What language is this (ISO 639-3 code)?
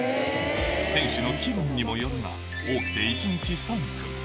jpn